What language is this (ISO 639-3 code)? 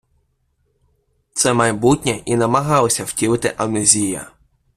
ukr